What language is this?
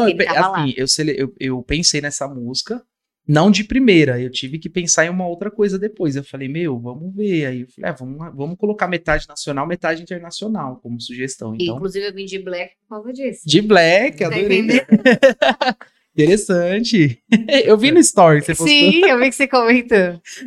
Portuguese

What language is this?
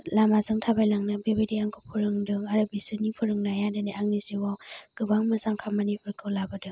Bodo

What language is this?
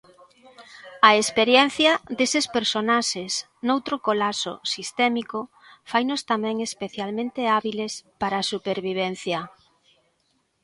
Galician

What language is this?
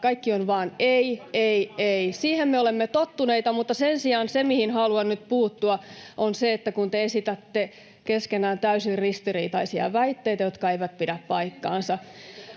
Finnish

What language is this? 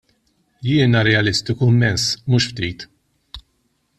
Maltese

